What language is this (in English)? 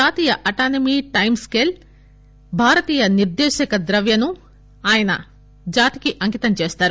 Telugu